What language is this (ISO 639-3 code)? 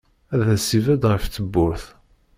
kab